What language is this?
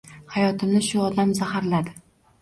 Uzbek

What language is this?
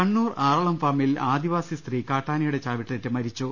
Malayalam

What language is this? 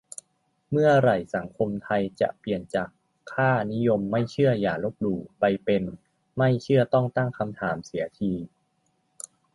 Thai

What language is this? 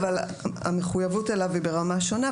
Hebrew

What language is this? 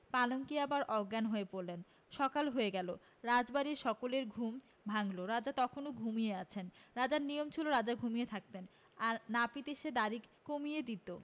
Bangla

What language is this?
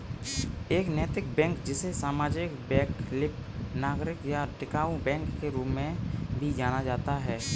Hindi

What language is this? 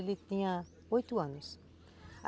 Portuguese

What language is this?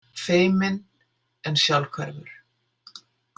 Icelandic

